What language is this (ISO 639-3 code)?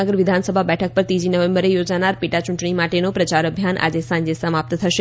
guj